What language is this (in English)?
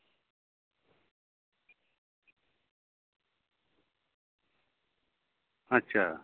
Santali